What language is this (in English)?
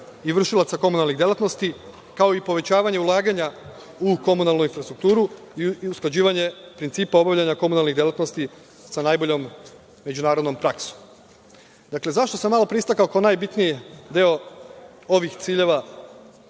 Serbian